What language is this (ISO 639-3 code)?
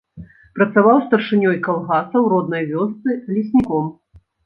bel